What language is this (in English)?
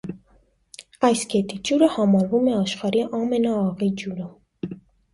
Armenian